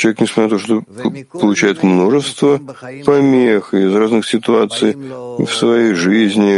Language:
Russian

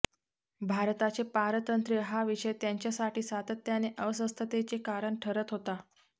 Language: Marathi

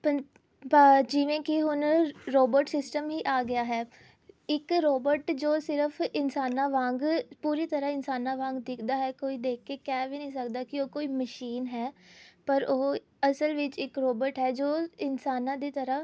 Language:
Punjabi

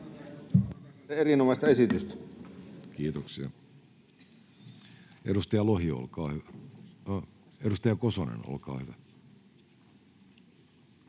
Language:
Finnish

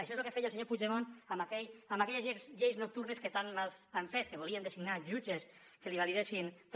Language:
Catalan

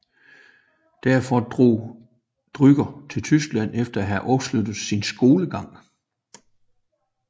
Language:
Danish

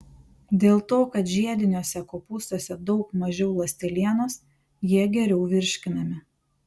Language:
Lithuanian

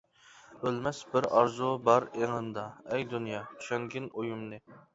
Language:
Uyghur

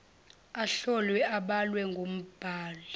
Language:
Zulu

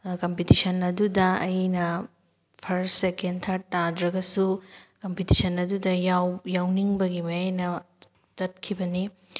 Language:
Manipuri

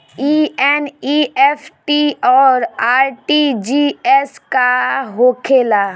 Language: Bhojpuri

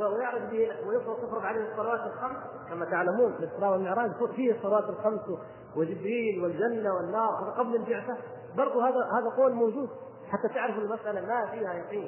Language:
Arabic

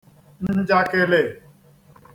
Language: Igbo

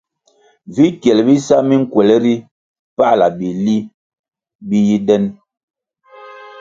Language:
Kwasio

